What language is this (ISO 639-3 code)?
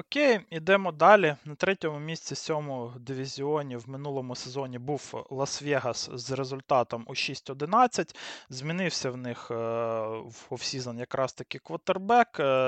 ukr